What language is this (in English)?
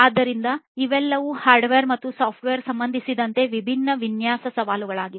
Kannada